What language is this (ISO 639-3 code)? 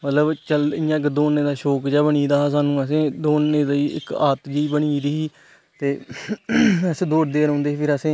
doi